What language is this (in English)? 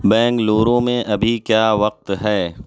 Urdu